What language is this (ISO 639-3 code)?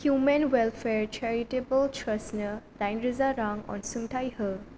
brx